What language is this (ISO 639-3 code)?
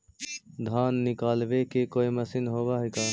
mag